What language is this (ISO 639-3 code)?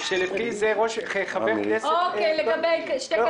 heb